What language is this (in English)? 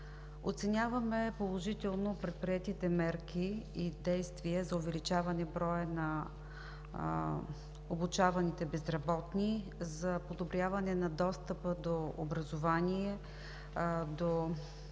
Bulgarian